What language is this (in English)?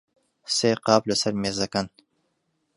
Central Kurdish